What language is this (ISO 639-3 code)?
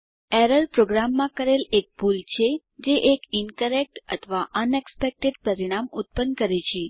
guj